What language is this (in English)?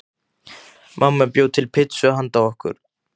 Icelandic